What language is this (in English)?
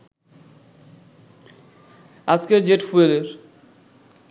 Bangla